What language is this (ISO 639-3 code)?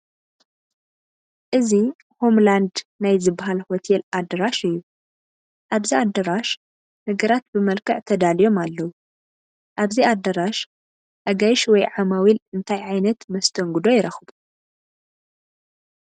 tir